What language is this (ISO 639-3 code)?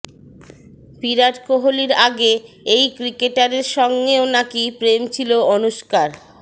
ben